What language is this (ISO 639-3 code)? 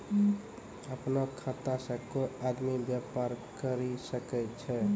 mai